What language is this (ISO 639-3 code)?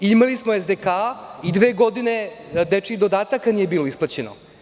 srp